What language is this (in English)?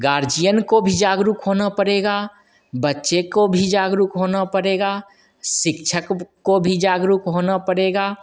Hindi